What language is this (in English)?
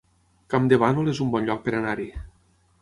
Catalan